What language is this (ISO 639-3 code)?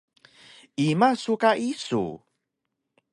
trv